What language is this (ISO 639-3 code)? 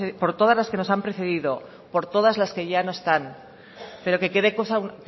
spa